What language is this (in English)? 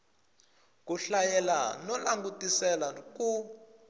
Tsonga